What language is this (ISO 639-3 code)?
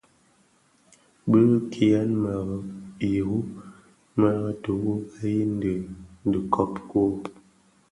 ksf